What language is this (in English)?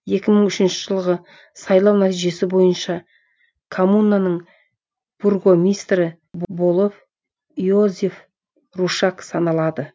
Kazakh